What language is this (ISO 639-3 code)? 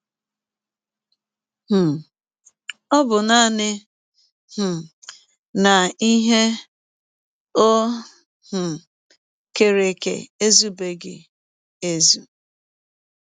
ibo